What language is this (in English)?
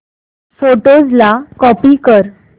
Marathi